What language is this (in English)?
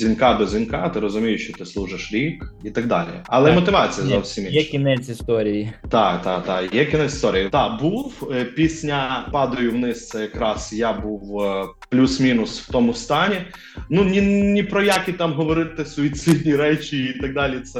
Ukrainian